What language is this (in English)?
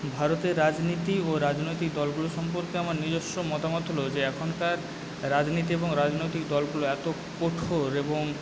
Bangla